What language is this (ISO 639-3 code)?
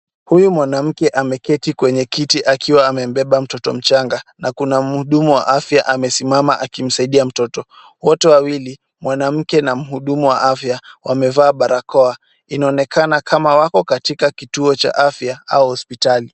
swa